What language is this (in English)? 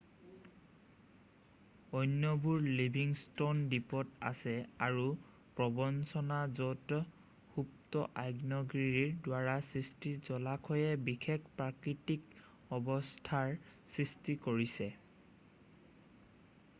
Assamese